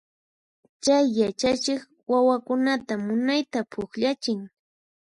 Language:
Puno Quechua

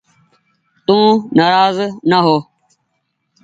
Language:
Goaria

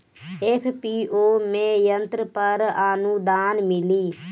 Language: Bhojpuri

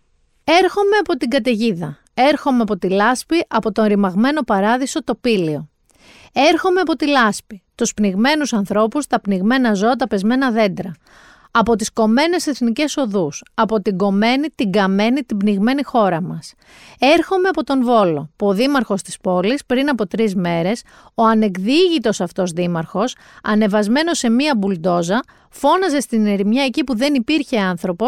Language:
Greek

